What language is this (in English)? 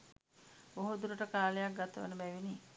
Sinhala